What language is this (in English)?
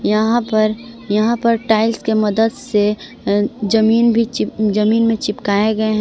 Hindi